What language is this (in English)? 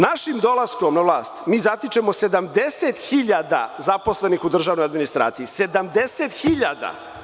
Serbian